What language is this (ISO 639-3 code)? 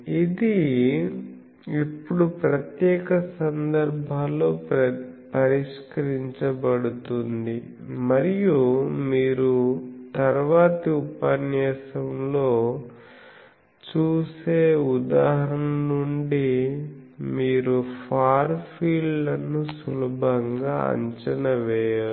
tel